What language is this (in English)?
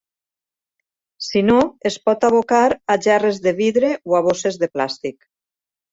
Catalan